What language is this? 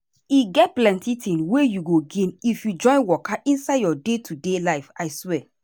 Nigerian Pidgin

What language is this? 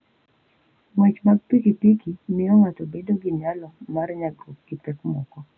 Luo (Kenya and Tanzania)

